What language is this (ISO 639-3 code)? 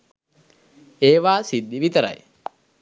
sin